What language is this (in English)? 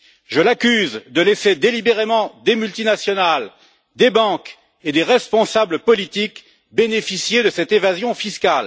French